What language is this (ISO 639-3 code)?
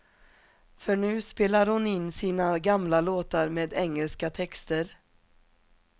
swe